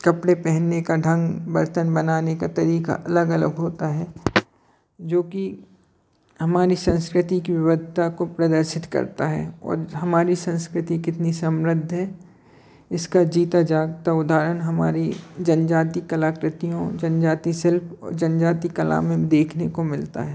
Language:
Hindi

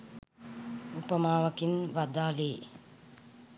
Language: Sinhala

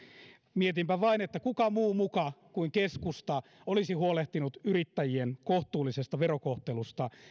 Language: Finnish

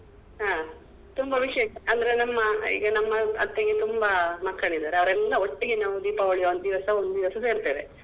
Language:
Kannada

